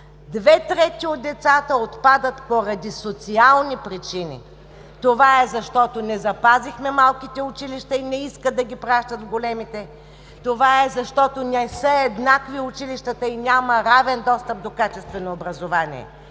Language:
Bulgarian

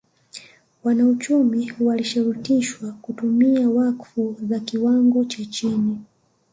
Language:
Swahili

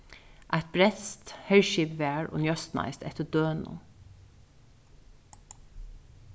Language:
Faroese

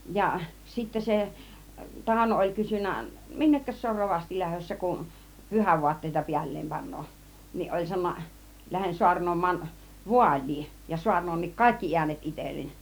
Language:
Finnish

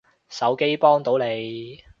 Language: Cantonese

